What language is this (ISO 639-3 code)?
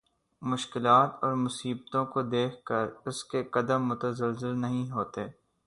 urd